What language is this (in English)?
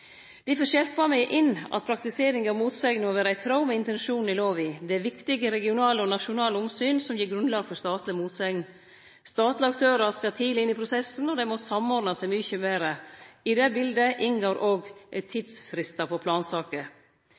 Norwegian Nynorsk